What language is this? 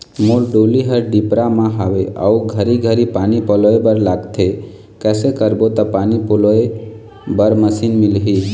Chhattisgarhi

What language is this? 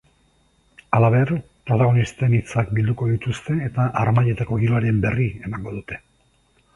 Basque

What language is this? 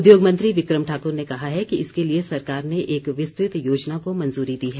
Hindi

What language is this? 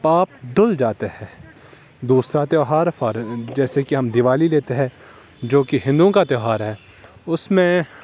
Urdu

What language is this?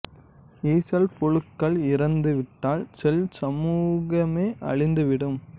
Tamil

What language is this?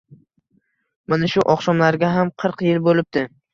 Uzbek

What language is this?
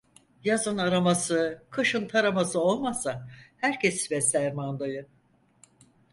Turkish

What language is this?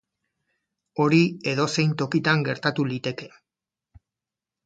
Basque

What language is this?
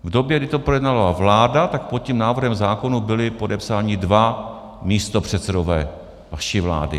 Czech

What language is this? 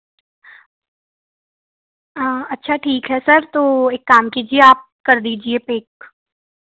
Hindi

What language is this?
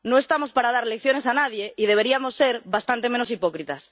Spanish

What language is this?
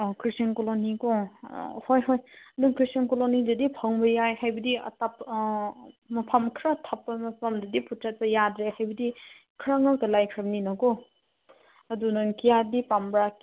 Manipuri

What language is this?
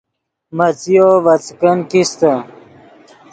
Yidgha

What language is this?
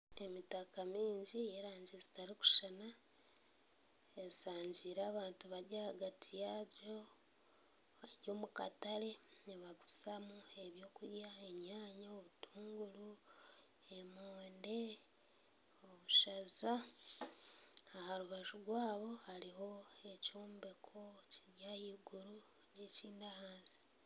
Nyankole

